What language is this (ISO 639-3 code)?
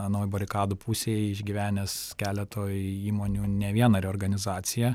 lit